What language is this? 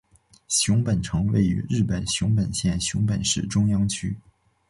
Chinese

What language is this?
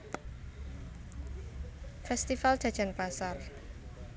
Javanese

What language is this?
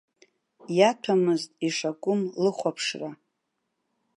Abkhazian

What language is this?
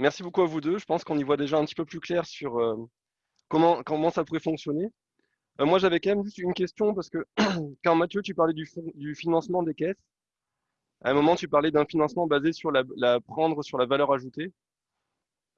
French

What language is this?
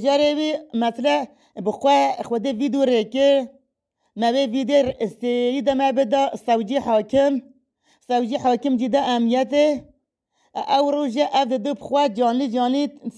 Turkish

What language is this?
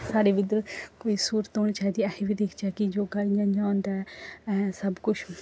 Dogri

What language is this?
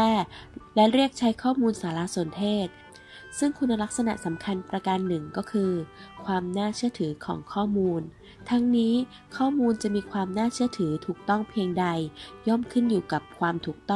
Thai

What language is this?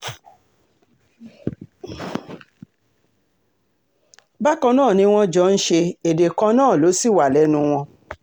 Yoruba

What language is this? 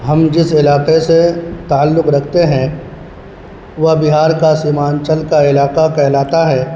Urdu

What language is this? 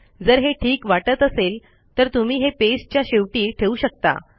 Marathi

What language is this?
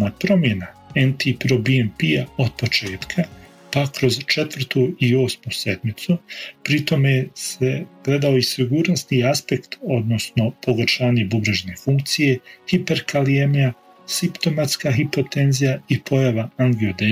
Croatian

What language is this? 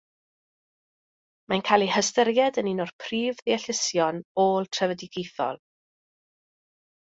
Welsh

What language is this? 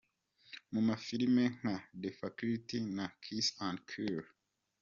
Kinyarwanda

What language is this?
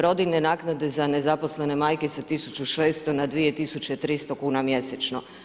Croatian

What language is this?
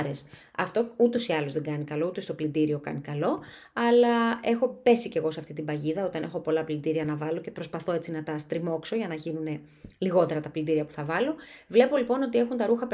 Greek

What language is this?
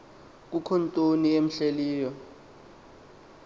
Xhosa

